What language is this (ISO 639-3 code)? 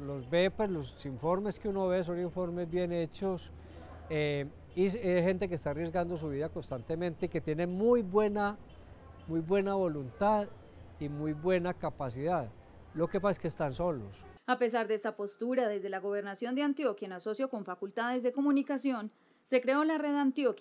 spa